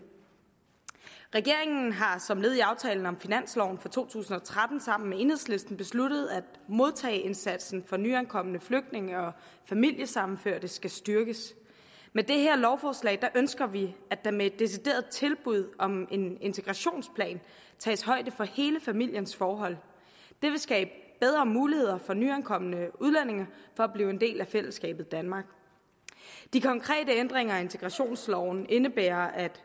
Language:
Danish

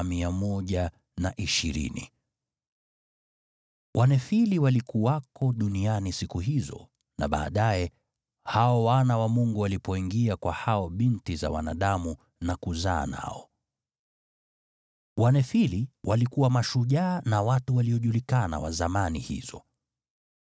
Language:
Swahili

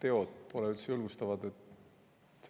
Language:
Estonian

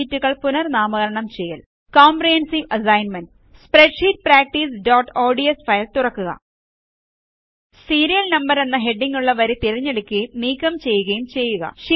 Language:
Malayalam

